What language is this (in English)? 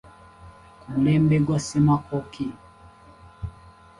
Ganda